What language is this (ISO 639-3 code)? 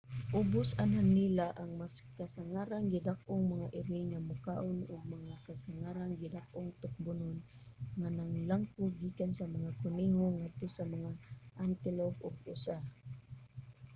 ceb